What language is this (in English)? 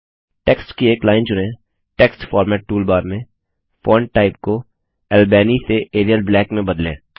Hindi